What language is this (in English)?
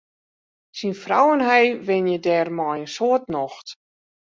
Western Frisian